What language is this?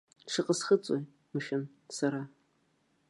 Abkhazian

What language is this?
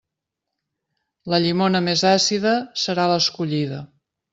Catalan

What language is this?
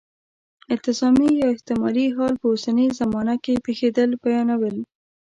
Pashto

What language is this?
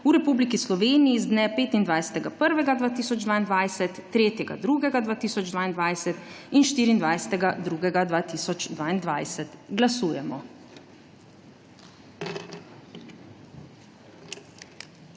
Slovenian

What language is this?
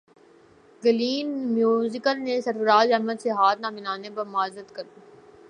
Urdu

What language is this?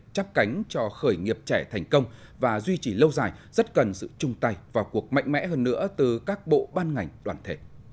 Vietnamese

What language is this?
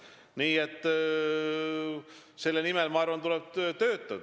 Estonian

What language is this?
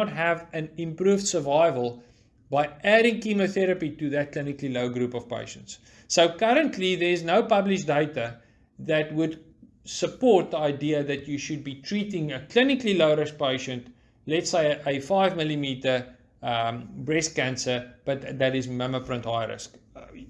English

